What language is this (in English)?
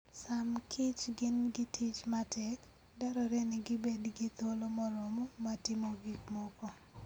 Luo (Kenya and Tanzania)